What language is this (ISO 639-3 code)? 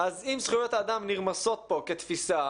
heb